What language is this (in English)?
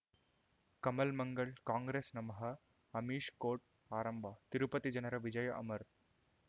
Kannada